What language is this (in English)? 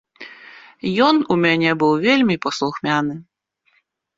Belarusian